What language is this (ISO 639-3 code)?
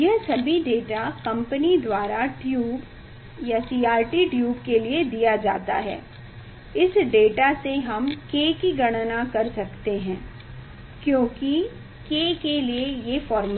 hin